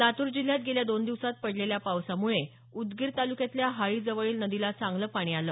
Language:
Marathi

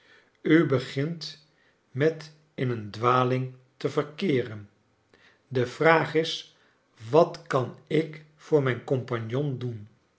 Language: Dutch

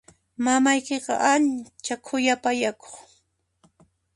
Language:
Puno Quechua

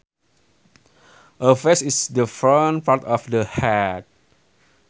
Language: Sundanese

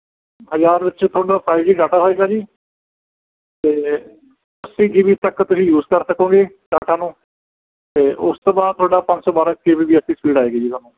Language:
Punjabi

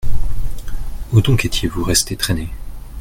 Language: French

